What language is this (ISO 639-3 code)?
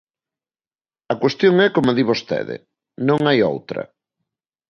glg